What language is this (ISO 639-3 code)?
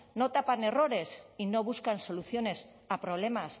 spa